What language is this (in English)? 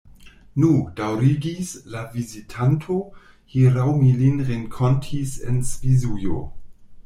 Esperanto